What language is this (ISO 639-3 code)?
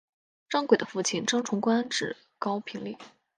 zho